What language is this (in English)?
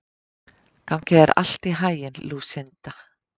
Icelandic